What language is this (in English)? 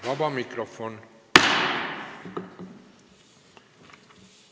Estonian